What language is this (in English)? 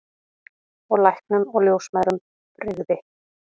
Icelandic